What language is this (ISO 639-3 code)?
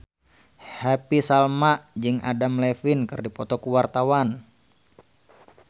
sun